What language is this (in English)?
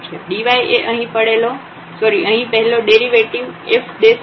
Gujarati